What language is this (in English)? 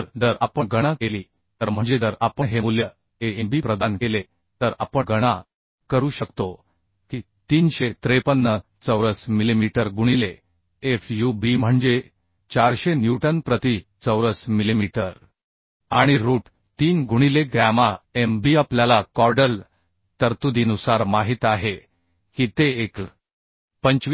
Marathi